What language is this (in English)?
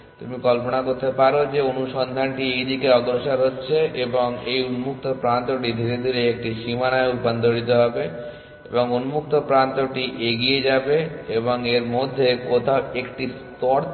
Bangla